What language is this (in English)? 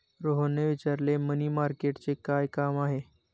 Marathi